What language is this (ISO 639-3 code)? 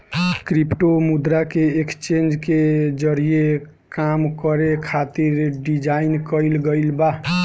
bho